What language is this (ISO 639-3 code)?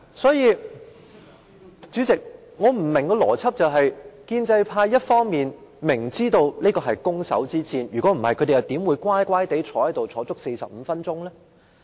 yue